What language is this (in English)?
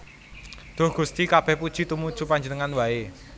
Javanese